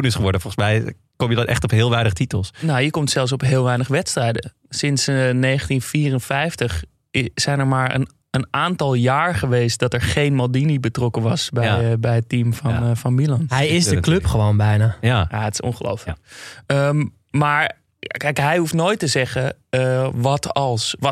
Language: Dutch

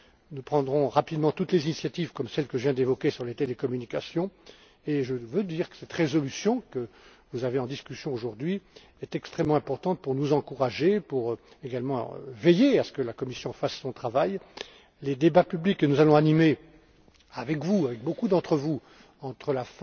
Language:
French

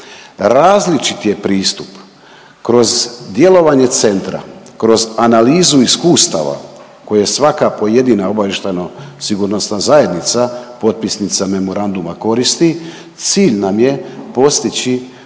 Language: Croatian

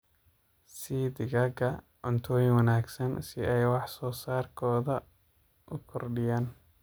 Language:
Somali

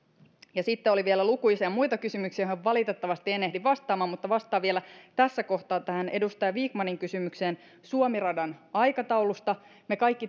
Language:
Finnish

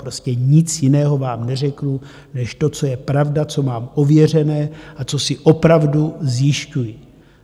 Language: Czech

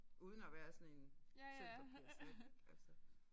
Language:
Danish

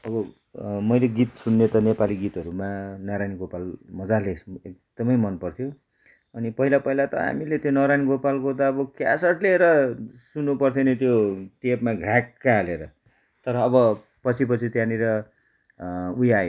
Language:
Nepali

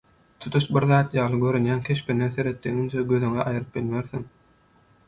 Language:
Turkmen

